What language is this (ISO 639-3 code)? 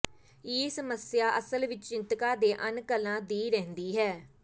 pan